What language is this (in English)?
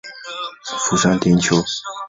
Chinese